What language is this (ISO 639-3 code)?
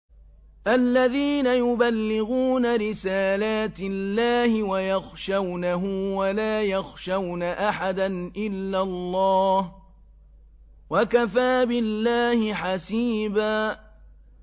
ara